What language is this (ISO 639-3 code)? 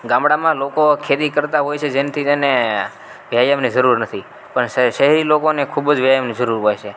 guj